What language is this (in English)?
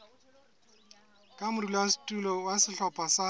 Southern Sotho